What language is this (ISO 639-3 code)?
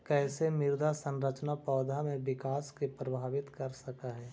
mag